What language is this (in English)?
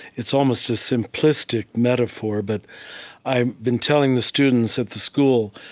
English